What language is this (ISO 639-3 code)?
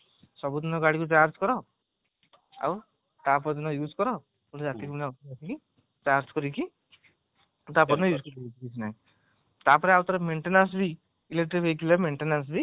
ori